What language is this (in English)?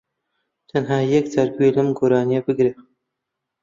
Central Kurdish